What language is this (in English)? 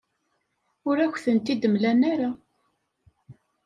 Kabyle